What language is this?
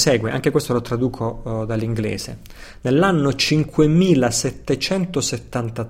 Italian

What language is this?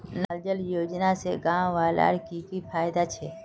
Magahi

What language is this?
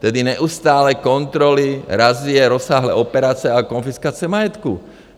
Czech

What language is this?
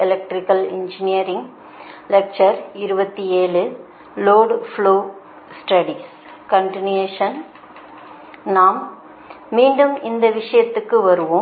Tamil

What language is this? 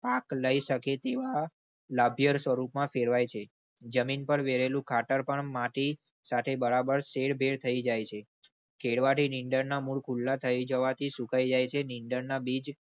Gujarati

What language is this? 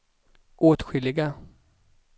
Swedish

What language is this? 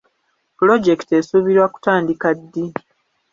Ganda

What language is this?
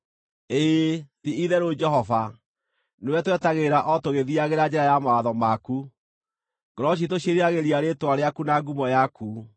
Kikuyu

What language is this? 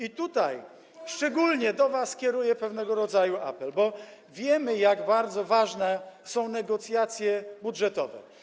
Polish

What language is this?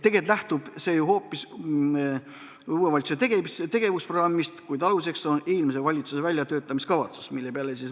Estonian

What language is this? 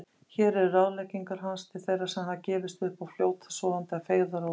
Icelandic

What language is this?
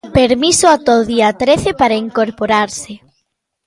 Galician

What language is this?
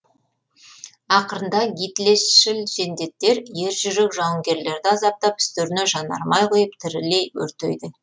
Kazakh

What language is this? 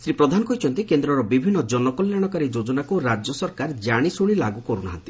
Odia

